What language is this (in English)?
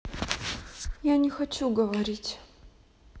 Russian